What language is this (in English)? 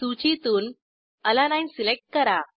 Marathi